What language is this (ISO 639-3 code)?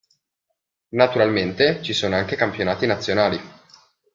ita